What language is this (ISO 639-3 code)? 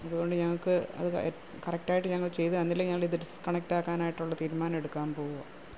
mal